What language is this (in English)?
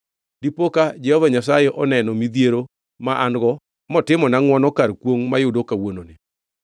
Luo (Kenya and Tanzania)